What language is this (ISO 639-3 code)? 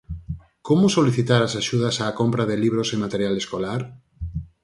glg